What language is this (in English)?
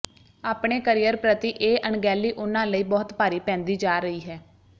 Punjabi